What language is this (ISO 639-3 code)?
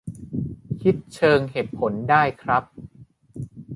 tha